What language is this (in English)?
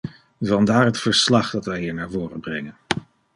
Dutch